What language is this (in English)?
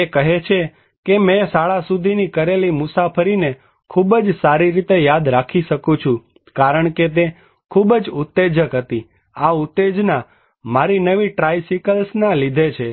Gujarati